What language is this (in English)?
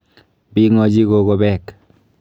Kalenjin